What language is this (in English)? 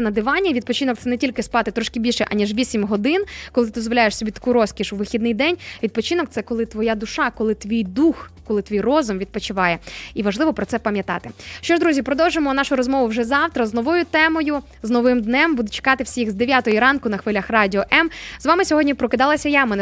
Ukrainian